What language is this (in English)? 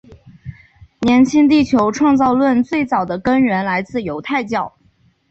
Chinese